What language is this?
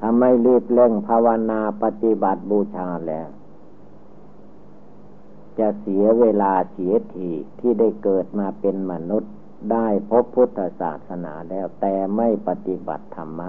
Thai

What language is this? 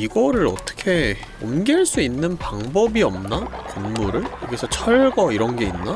Korean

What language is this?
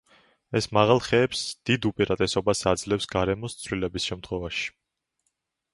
Georgian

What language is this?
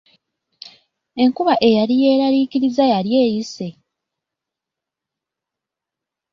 Ganda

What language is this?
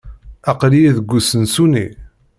Kabyle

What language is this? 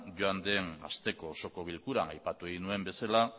Basque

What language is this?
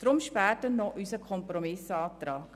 Swiss German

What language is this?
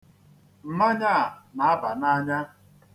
Igbo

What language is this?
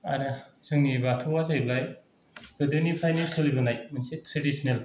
Bodo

